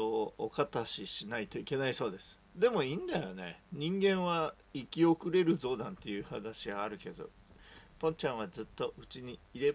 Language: Japanese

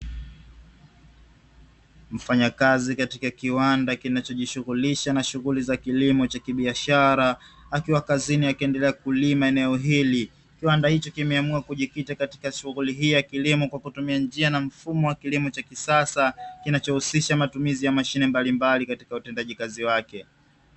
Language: Swahili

